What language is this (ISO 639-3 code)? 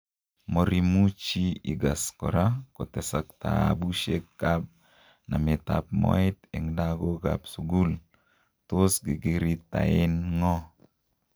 kln